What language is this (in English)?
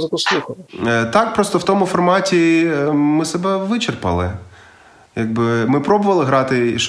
Ukrainian